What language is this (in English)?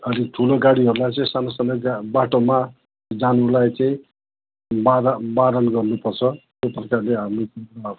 Nepali